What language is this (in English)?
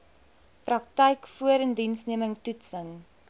Afrikaans